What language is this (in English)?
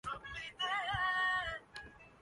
Urdu